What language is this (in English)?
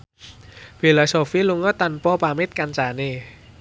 Javanese